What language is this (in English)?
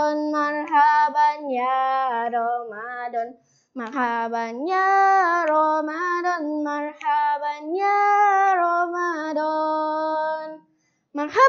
Indonesian